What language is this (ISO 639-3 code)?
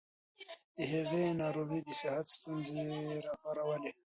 pus